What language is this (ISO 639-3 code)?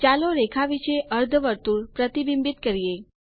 guj